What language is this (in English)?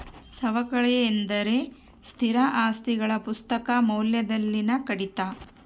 Kannada